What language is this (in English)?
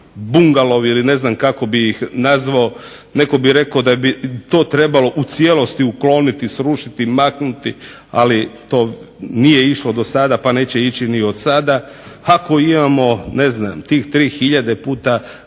Croatian